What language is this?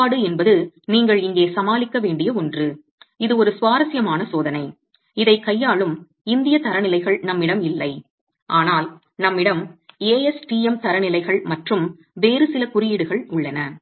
Tamil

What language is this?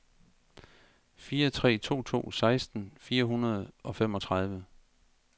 Danish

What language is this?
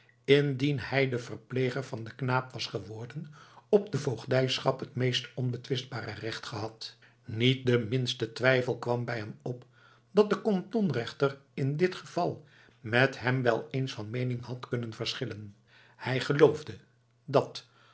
Dutch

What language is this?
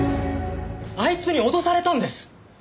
Japanese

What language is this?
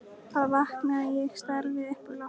Icelandic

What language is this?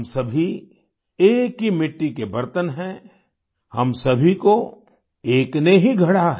Hindi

